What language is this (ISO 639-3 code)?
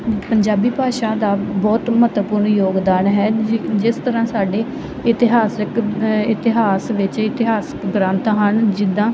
pan